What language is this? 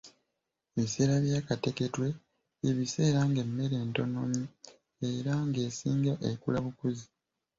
Ganda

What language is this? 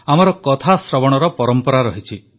Odia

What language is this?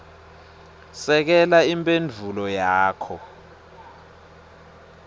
Swati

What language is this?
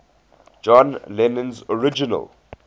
English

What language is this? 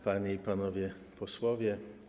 Polish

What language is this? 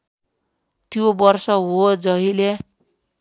Nepali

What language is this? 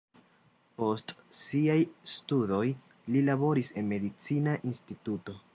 Esperanto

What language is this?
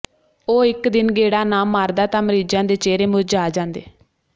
Punjabi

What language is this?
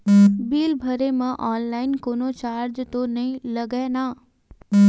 Chhattisgarhi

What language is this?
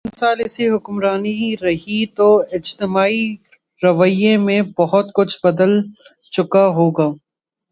Urdu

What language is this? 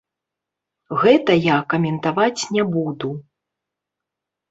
Belarusian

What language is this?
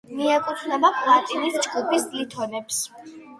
Georgian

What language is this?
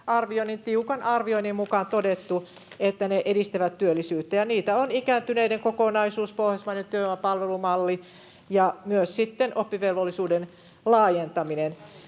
Finnish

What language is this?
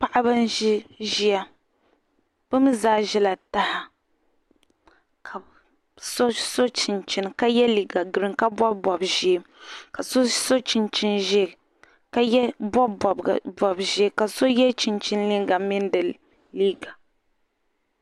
Dagbani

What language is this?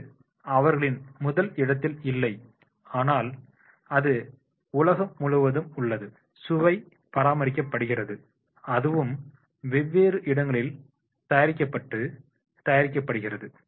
Tamil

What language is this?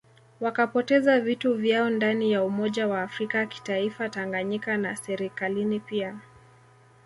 Swahili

